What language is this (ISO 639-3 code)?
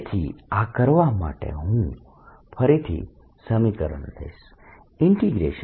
guj